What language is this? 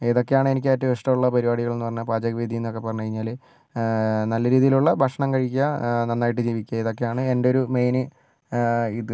Malayalam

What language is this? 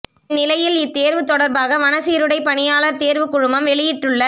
Tamil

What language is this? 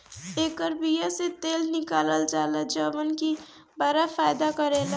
Bhojpuri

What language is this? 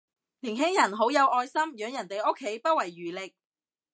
Cantonese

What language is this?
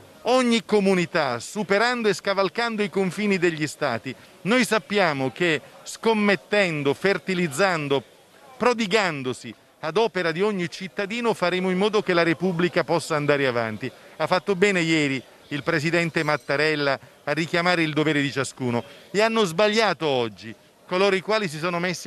Italian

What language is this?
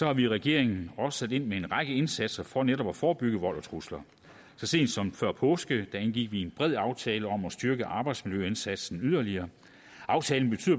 Danish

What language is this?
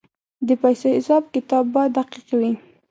Pashto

